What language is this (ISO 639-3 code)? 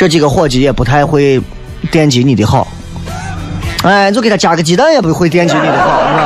zho